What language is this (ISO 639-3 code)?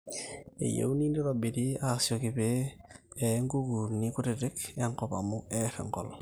mas